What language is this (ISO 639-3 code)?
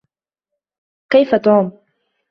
ara